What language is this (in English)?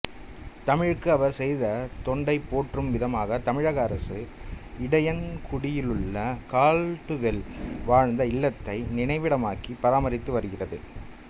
Tamil